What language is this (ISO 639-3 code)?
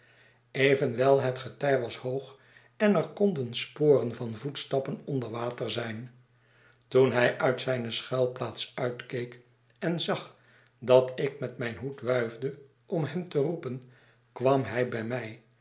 nld